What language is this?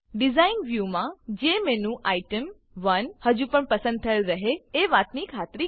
Gujarati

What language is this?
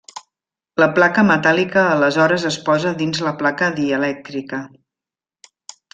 Catalan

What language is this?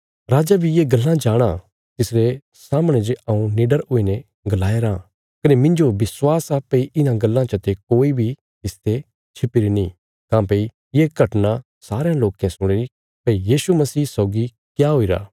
Bilaspuri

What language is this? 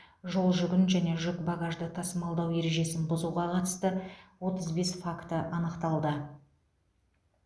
Kazakh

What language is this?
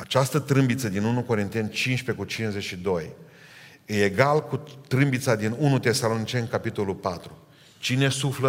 Romanian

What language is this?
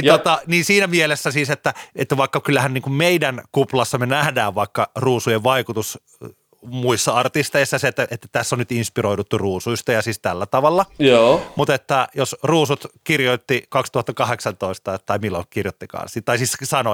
Finnish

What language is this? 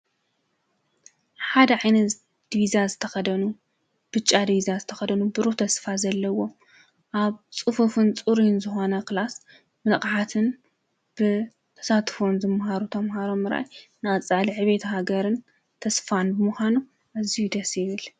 Tigrinya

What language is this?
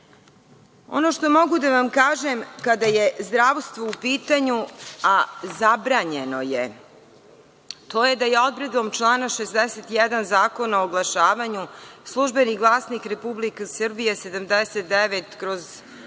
Serbian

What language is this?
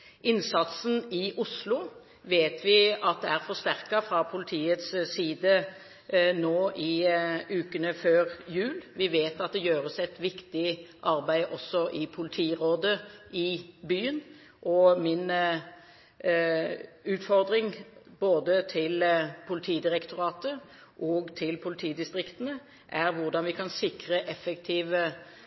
Norwegian Bokmål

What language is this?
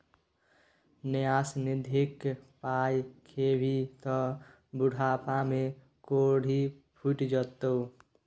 Maithili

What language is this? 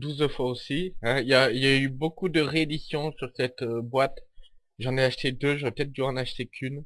French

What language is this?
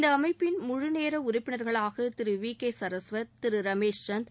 Tamil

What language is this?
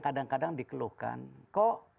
Indonesian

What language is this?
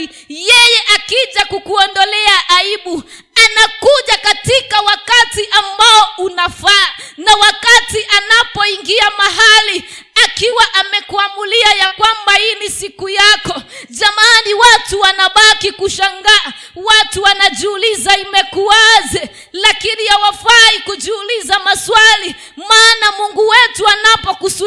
Swahili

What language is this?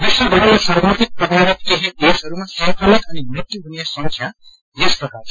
Nepali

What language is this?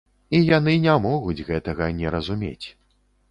Belarusian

